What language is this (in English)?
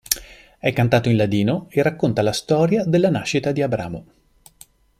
Italian